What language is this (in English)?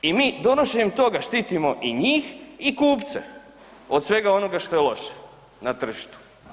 Croatian